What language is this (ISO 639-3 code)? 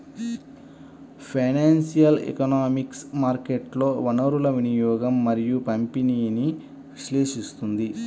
tel